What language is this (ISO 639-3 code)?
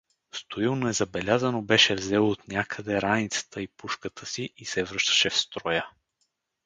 bul